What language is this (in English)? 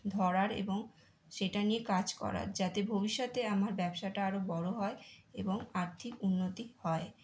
Bangla